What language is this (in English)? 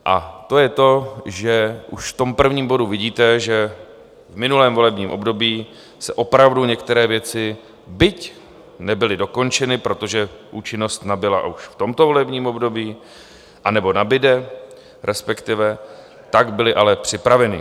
Czech